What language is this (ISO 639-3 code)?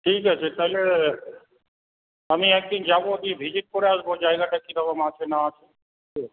ben